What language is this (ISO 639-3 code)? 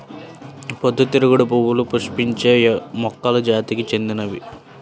tel